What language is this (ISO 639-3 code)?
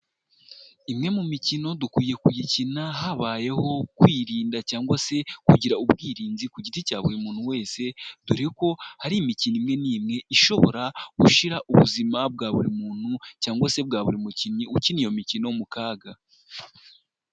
kin